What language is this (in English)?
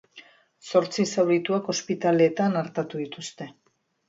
Basque